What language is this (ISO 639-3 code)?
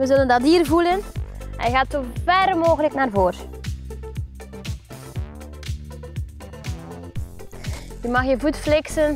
nld